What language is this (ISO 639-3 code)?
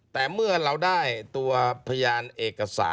tha